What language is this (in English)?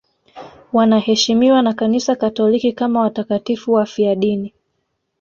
Swahili